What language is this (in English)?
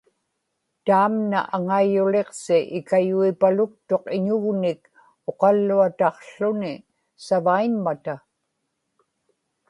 Inupiaq